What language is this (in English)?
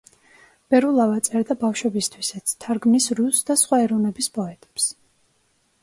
Georgian